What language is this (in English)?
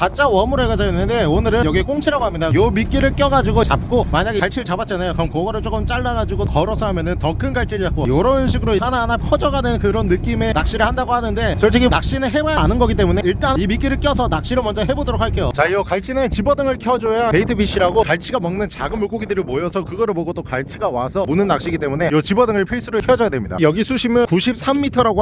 Korean